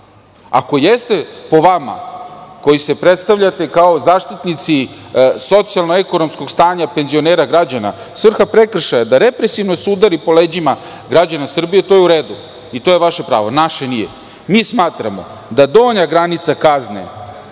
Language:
Serbian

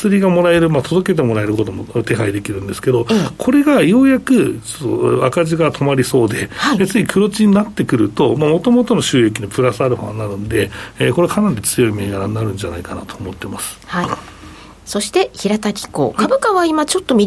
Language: Japanese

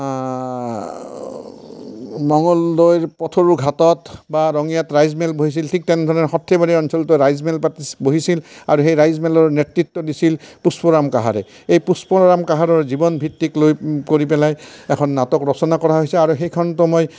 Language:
Assamese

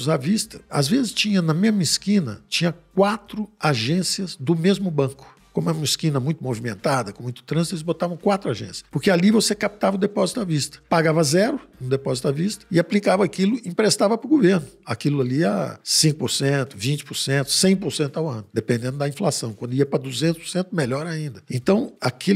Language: Portuguese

